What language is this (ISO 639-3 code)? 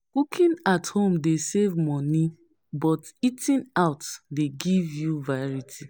pcm